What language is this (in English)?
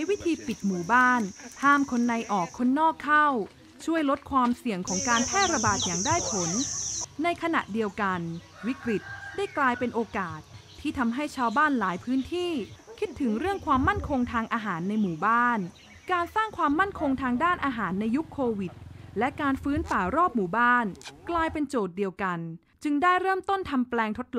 Thai